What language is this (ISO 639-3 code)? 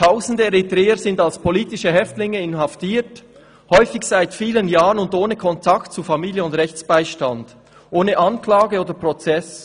gsw